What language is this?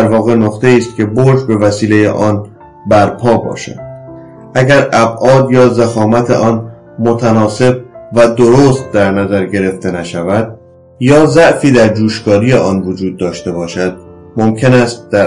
Persian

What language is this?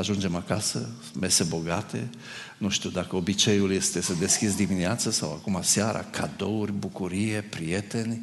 Romanian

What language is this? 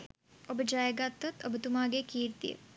Sinhala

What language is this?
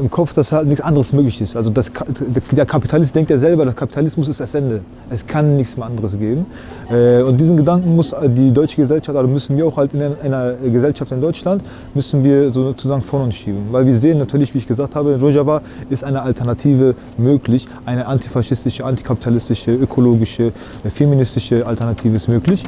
German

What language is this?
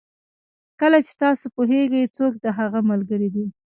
Pashto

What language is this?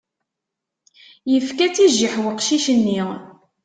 Kabyle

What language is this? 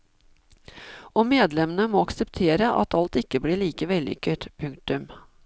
Norwegian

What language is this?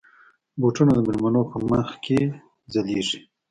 Pashto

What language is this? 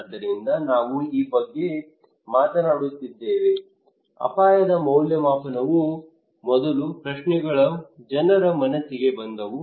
Kannada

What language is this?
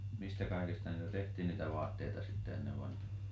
Finnish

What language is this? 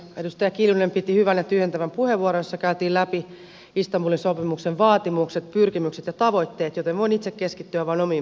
Finnish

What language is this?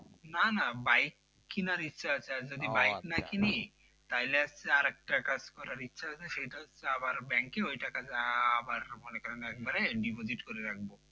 Bangla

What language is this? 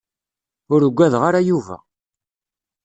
Kabyle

